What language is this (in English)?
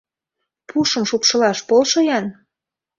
Mari